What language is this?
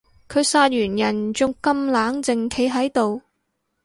Cantonese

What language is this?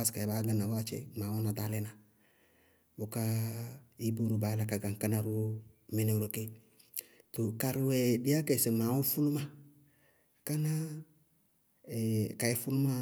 Bago-Kusuntu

